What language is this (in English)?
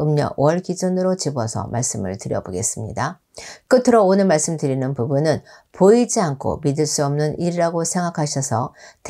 Korean